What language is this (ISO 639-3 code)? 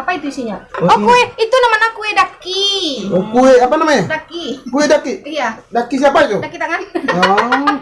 ind